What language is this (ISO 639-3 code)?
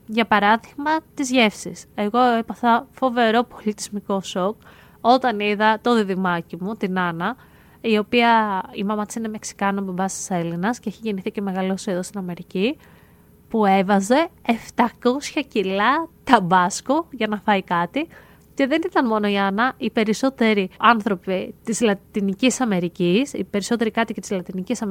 ell